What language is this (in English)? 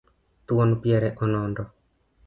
Luo (Kenya and Tanzania)